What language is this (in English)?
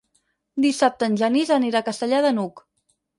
Catalan